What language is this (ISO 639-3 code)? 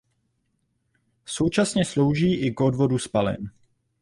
ces